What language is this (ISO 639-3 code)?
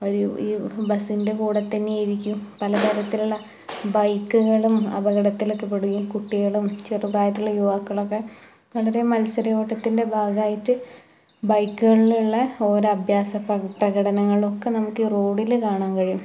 mal